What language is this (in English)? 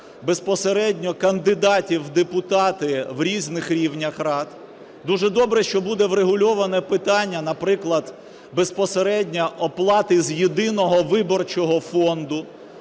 Ukrainian